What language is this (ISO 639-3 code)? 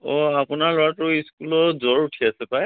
asm